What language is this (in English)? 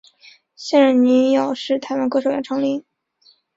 Chinese